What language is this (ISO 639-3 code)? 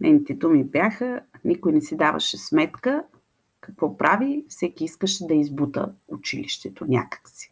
bul